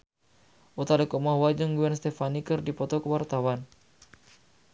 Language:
Sundanese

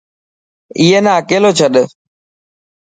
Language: Dhatki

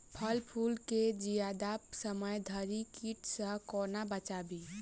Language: Maithili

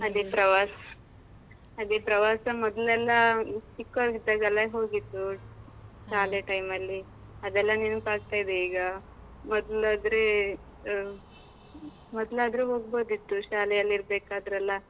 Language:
Kannada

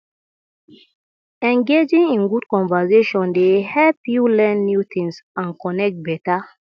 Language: Nigerian Pidgin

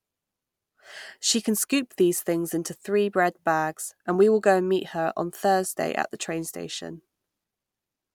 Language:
English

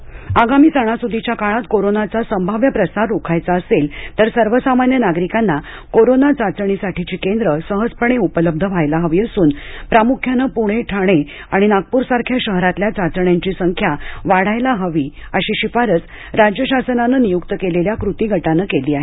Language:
Marathi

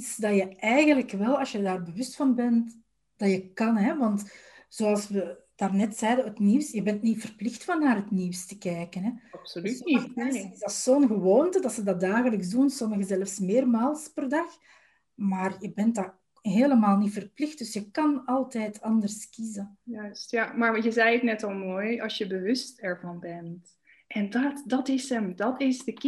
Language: Dutch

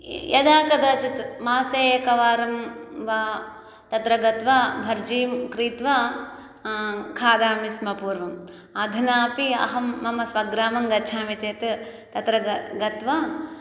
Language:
Sanskrit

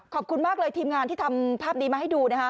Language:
Thai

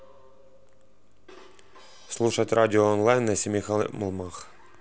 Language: Russian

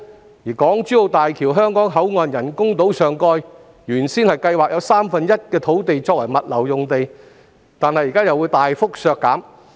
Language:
Cantonese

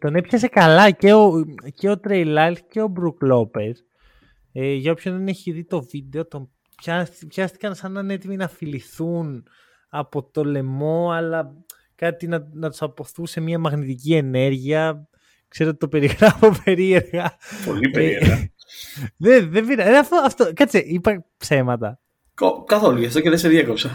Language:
Greek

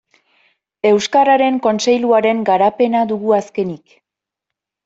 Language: Basque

